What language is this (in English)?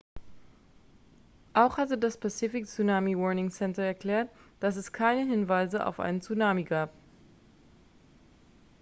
German